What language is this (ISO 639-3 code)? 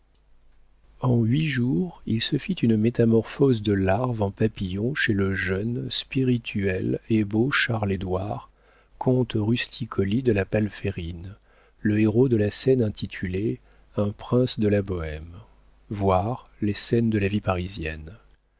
fra